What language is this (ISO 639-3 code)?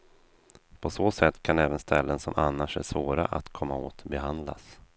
swe